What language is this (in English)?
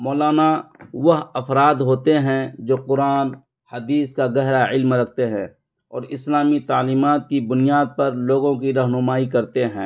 Urdu